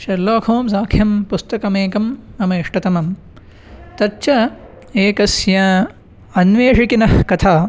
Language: Sanskrit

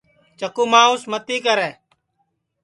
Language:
Sansi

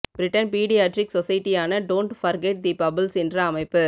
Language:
Tamil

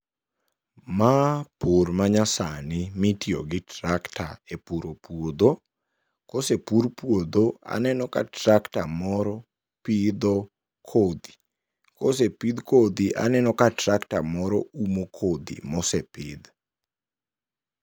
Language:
Luo (Kenya and Tanzania)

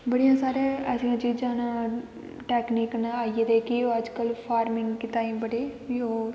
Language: Dogri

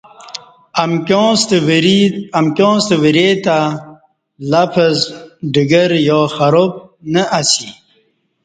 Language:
Kati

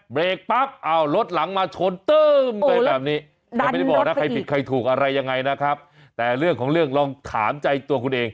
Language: Thai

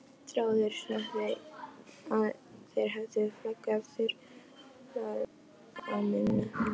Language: Icelandic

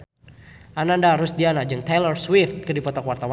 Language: Sundanese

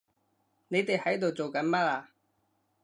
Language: Cantonese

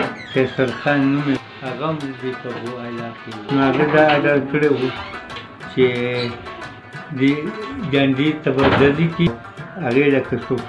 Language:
French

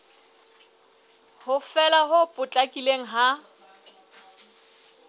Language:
Southern Sotho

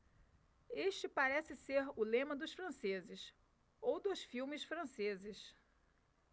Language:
Portuguese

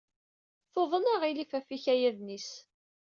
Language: Kabyle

